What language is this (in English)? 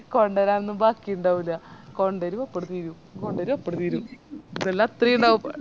Malayalam